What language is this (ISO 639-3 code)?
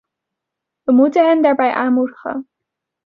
nld